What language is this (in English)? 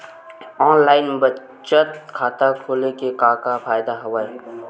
Chhattisgarhi